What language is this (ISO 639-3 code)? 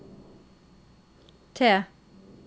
nor